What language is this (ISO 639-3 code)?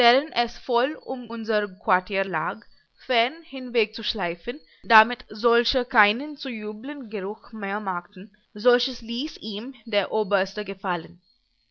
deu